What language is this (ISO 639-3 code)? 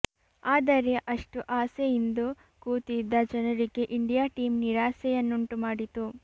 kan